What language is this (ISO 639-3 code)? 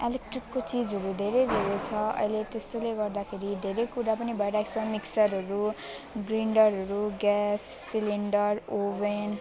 nep